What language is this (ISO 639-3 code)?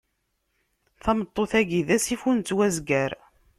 kab